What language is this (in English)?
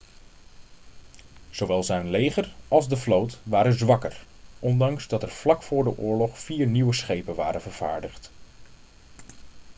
Dutch